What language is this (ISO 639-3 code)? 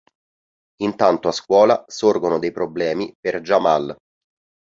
ita